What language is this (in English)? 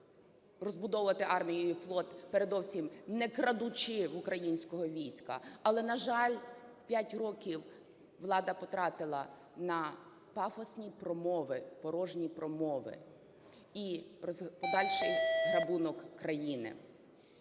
Ukrainian